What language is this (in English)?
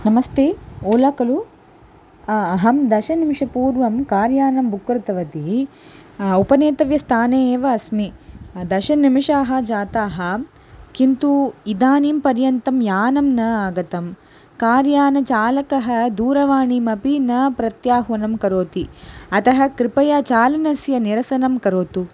Sanskrit